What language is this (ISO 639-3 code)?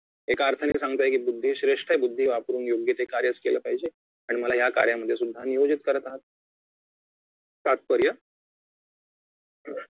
mar